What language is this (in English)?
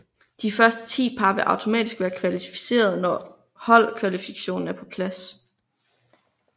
Danish